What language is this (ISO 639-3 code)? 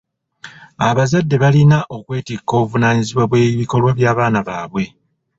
lug